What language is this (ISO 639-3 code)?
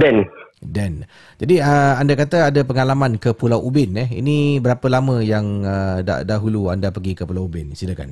msa